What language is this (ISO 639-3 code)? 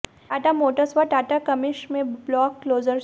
hin